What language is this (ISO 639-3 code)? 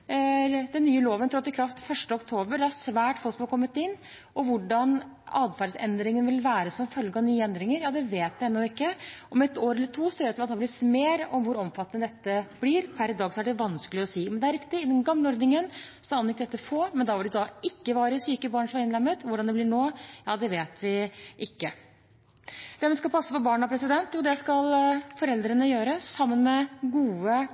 nob